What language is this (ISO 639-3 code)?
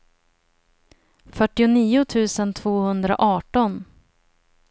swe